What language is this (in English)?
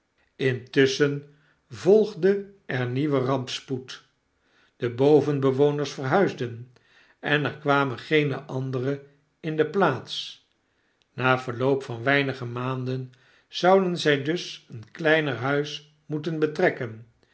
Dutch